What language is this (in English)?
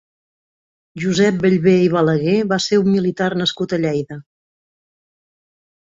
Catalan